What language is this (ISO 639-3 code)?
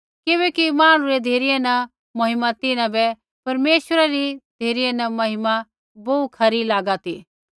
kfx